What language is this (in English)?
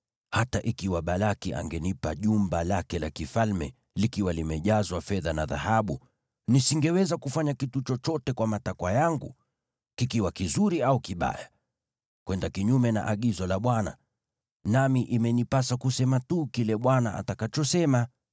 Swahili